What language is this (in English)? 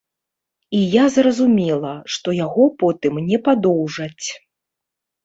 Belarusian